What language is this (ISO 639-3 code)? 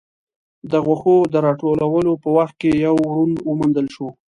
pus